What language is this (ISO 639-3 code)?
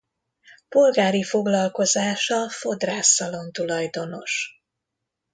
hun